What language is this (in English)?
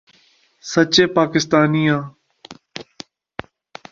Northern Hindko